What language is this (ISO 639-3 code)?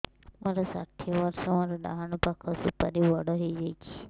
ori